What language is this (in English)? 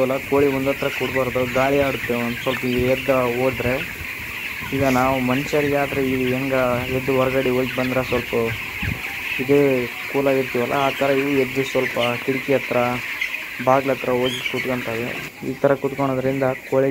Romanian